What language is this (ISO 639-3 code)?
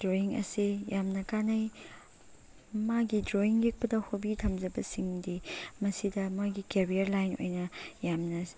mni